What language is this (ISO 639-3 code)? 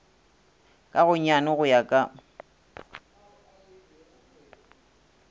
nso